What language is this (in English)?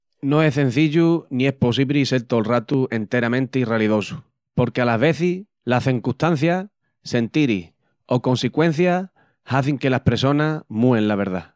Extremaduran